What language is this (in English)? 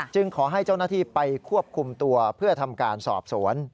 Thai